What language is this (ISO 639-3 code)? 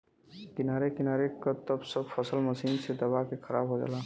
bho